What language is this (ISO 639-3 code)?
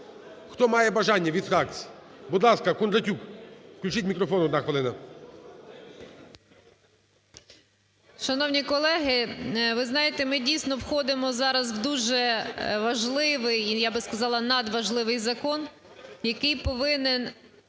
ukr